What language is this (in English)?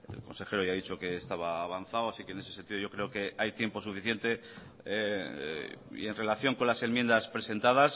Spanish